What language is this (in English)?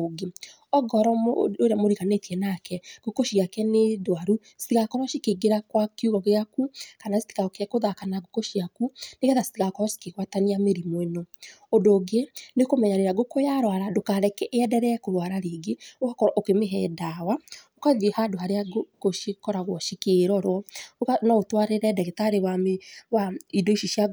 Kikuyu